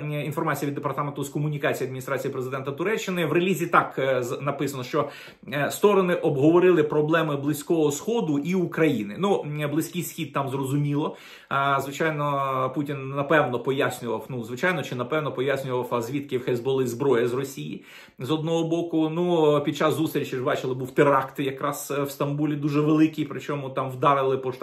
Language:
Ukrainian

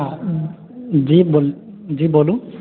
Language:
Maithili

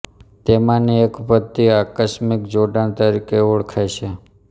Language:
Gujarati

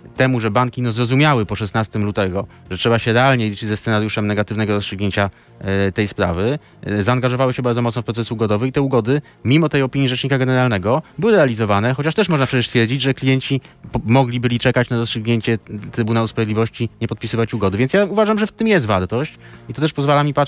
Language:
Polish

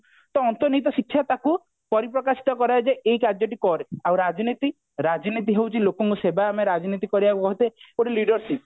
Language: Odia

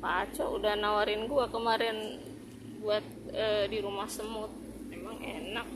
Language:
Indonesian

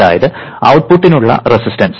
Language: Malayalam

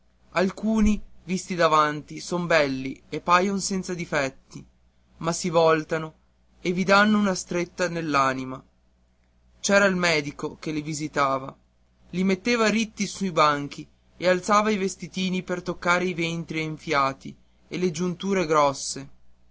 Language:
Italian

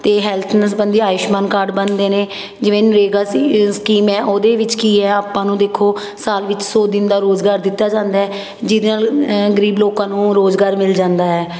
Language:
Punjabi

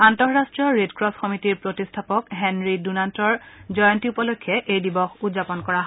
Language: Assamese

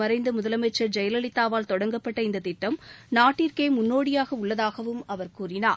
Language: Tamil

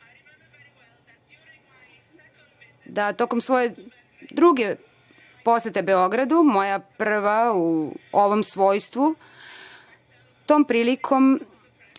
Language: Serbian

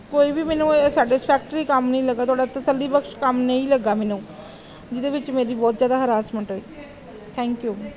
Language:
Punjabi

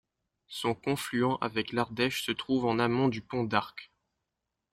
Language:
French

